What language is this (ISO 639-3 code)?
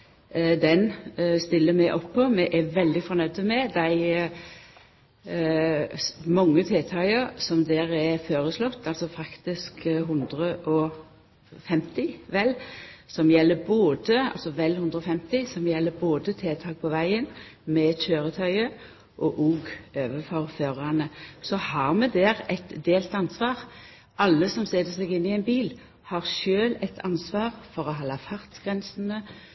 nno